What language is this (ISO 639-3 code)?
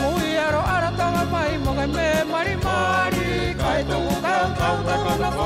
fra